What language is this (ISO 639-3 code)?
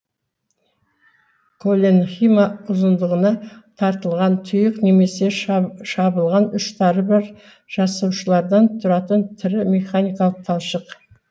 kaz